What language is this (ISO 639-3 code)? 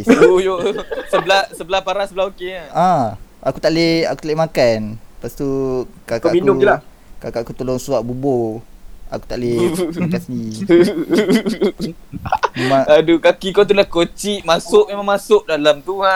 msa